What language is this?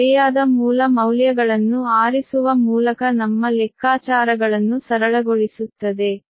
Kannada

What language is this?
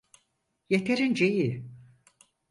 Turkish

